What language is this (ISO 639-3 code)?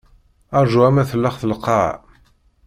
kab